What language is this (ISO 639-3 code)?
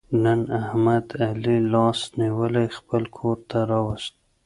pus